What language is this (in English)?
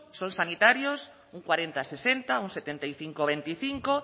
Spanish